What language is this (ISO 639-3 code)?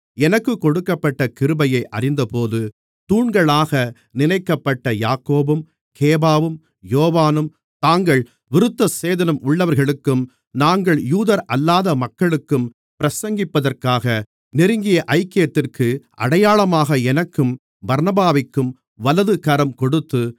tam